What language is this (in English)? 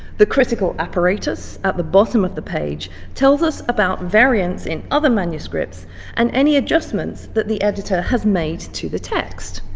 English